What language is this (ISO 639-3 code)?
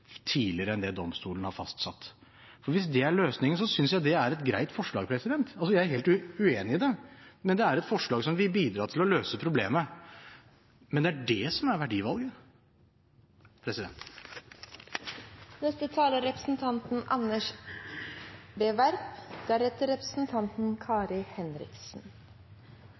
nob